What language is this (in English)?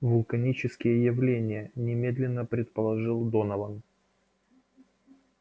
Russian